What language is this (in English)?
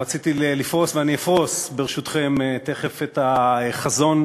Hebrew